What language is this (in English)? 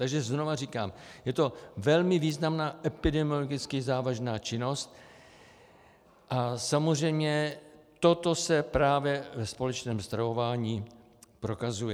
Czech